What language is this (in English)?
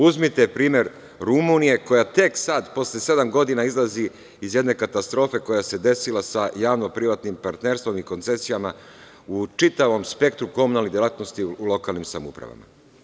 Serbian